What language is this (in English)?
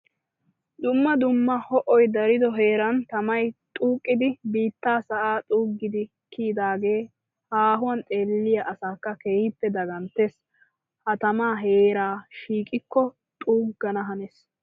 Wolaytta